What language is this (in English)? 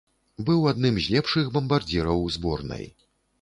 Belarusian